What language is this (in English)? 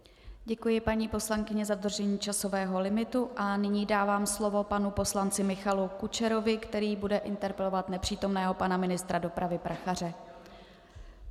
Czech